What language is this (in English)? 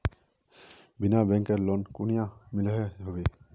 Magahi